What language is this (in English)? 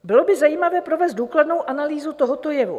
Czech